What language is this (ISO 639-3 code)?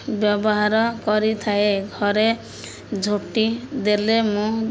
ori